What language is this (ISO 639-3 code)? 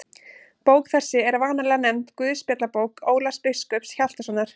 isl